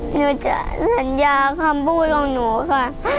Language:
Thai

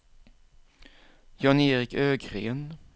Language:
Swedish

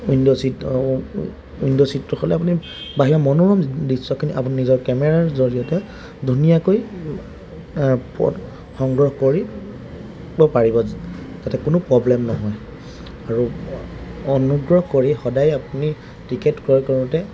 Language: Assamese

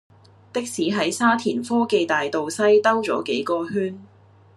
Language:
Cantonese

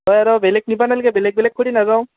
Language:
Assamese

